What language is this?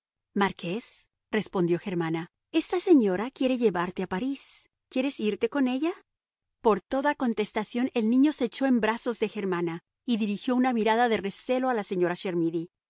Spanish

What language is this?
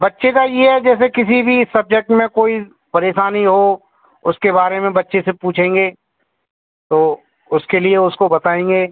Hindi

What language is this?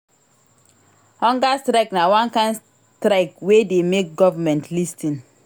Nigerian Pidgin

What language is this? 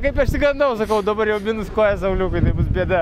Lithuanian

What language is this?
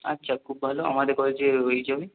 Bangla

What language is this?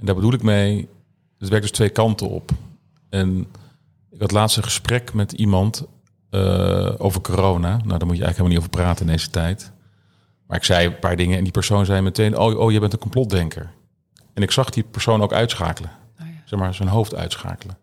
Dutch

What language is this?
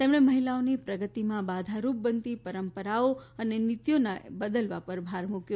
Gujarati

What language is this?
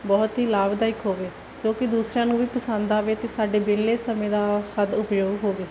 Punjabi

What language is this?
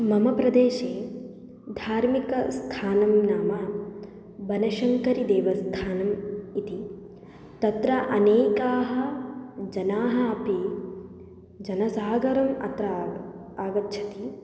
Sanskrit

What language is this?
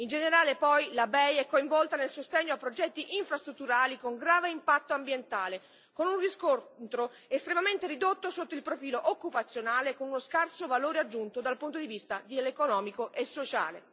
Italian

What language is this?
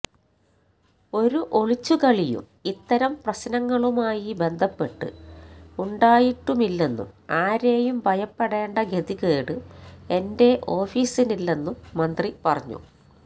Malayalam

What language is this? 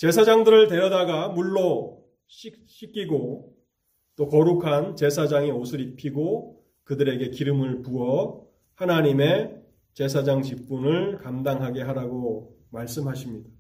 Korean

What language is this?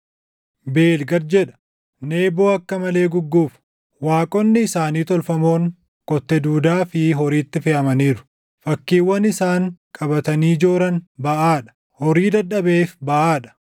Oromo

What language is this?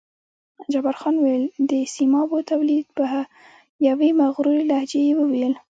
Pashto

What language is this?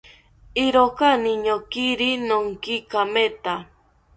South Ucayali Ashéninka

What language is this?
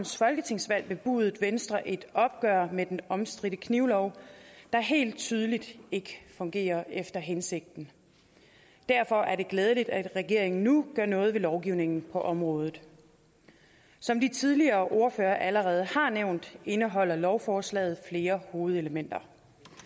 Danish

